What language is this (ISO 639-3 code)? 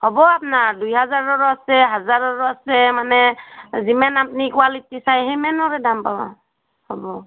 asm